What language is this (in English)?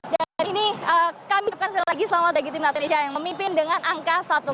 Indonesian